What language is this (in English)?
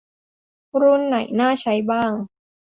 Thai